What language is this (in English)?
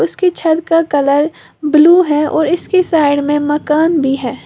Hindi